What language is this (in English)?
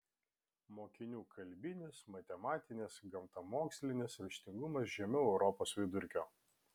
Lithuanian